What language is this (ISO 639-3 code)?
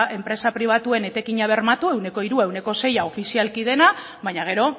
eus